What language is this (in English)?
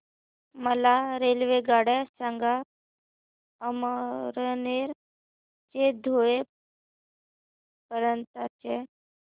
Marathi